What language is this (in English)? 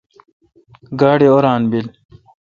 Kalkoti